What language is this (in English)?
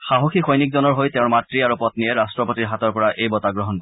Assamese